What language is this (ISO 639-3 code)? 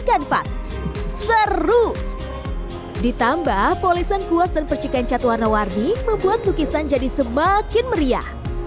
ind